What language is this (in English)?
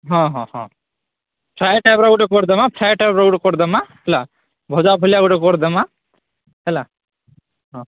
Odia